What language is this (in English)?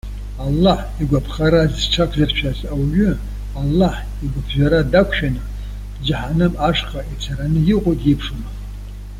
Abkhazian